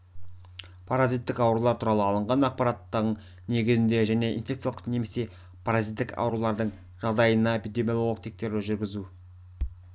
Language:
Kazakh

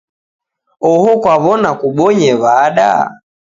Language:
Taita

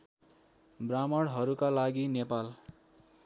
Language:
Nepali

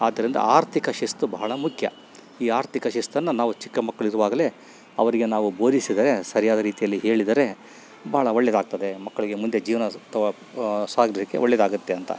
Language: Kannada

